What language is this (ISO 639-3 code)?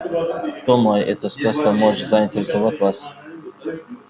rus